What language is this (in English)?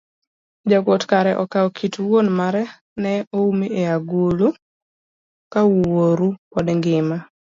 Luo (Kenya and Tanzania)